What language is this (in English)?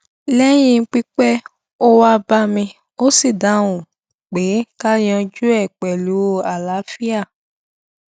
Yoruba